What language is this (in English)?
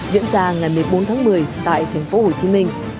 Vietnamese